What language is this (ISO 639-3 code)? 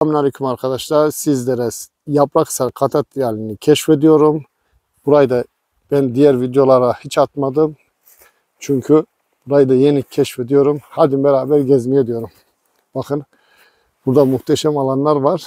tur